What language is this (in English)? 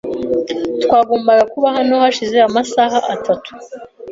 Kinyarwanda